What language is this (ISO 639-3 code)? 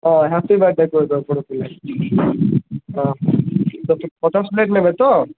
ori